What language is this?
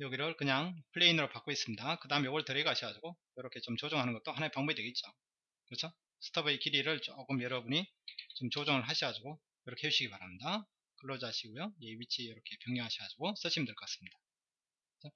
Korean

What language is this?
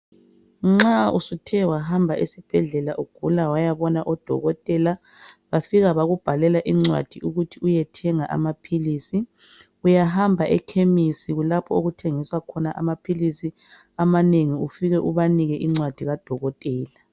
North Ndebele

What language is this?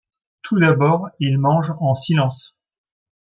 French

